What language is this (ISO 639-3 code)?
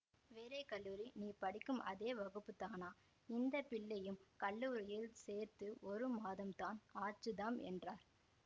tam